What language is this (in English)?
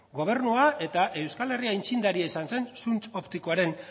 Basque